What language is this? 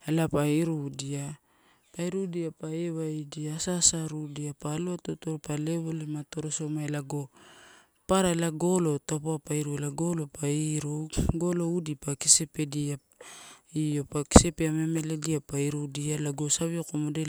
Torau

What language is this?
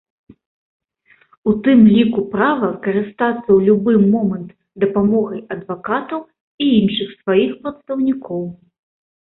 Belarusian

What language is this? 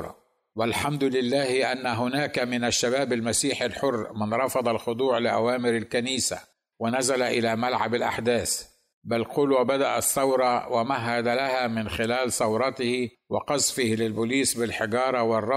Arabic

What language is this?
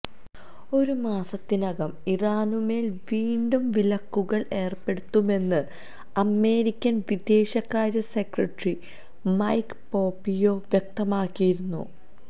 Malayalam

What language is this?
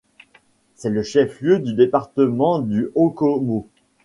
French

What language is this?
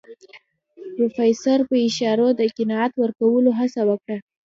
Pashto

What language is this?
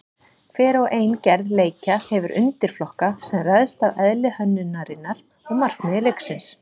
Icelandic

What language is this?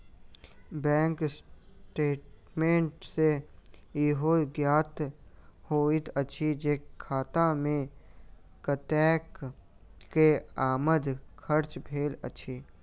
Maithili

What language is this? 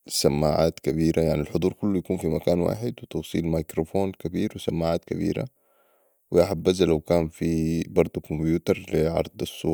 Sudanese Arabic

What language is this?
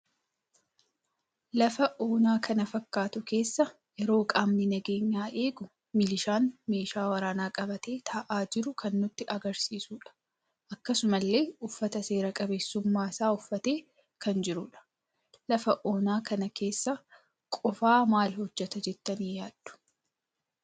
Oromo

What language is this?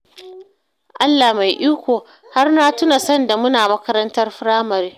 Hausa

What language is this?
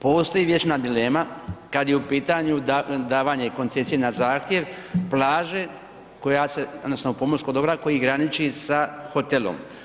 Croatian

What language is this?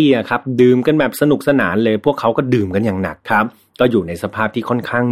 Thai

